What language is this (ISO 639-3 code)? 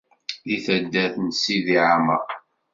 kab